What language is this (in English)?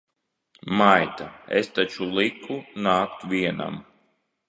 Latvian